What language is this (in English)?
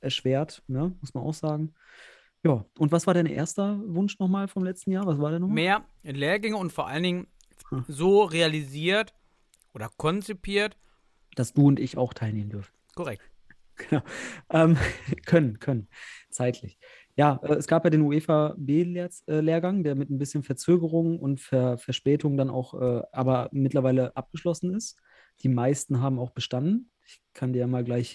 German